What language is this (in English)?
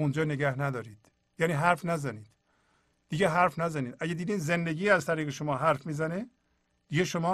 Persian